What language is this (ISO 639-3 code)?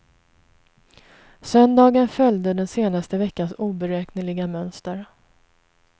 swe